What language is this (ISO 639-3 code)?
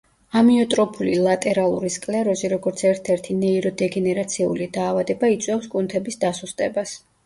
kat